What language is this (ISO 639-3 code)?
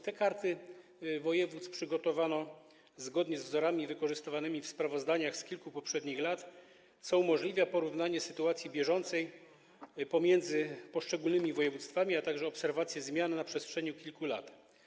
pol